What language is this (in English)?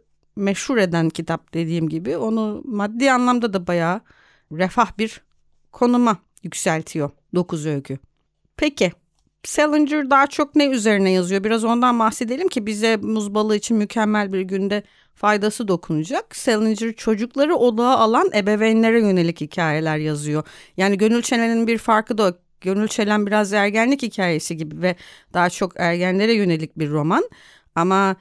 Turkish